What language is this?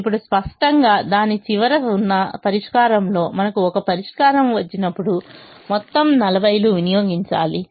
Telugu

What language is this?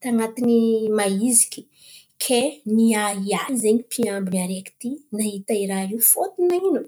Antankarana Malagasy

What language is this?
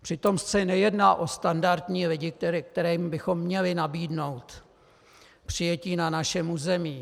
Czech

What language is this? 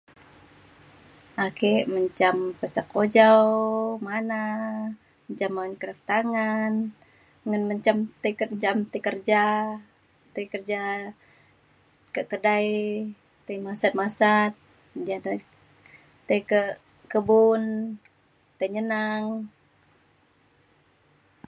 Mainstream Kenyah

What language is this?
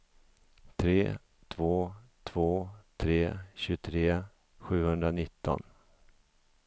Swedish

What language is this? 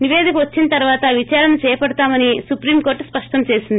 Telugu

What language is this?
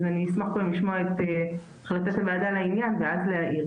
Hebrew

